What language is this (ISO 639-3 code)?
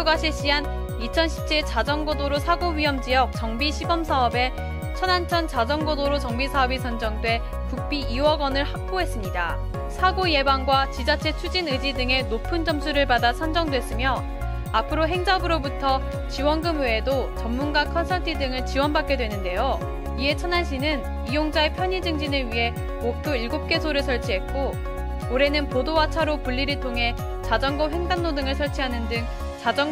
kor